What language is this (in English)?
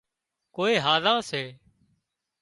Wadiyara Koli